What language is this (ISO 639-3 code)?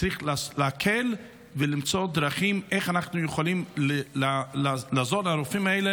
heb